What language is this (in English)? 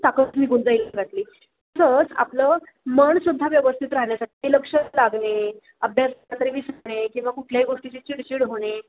Marathi